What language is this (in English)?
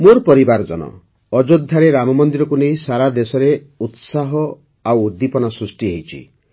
Odia